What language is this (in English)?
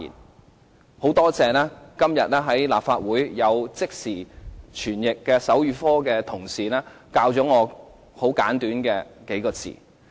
Cantonese